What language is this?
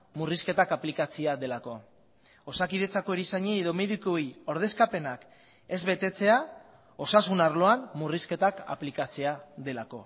Basque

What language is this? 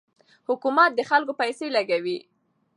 Pashto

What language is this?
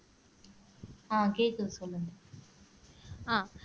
Tamil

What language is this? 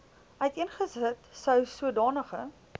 Afrikaans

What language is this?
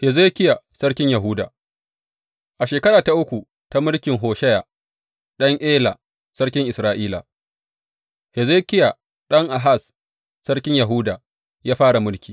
Hausa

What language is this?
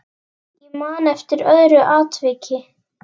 Icelandic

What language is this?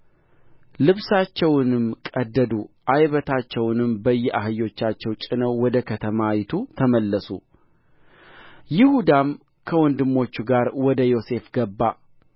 Amharic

